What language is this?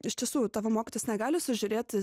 Lithuanian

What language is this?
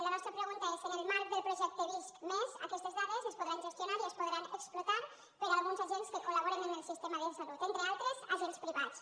Catalan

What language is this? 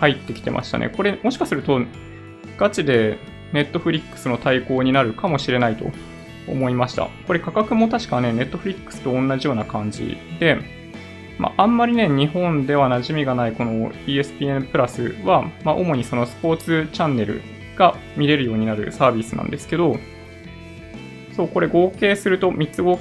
Japanese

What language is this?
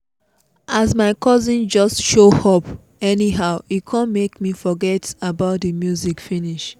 Nigerian Pidgin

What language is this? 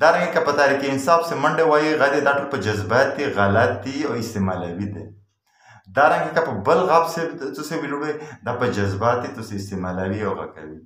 Romanian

